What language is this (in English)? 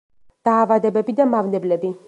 Georgian